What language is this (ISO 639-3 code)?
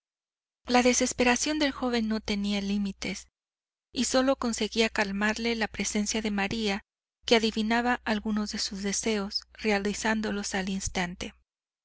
spa